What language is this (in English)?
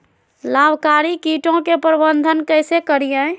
Magahi